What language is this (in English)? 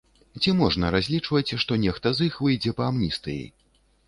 Belarusian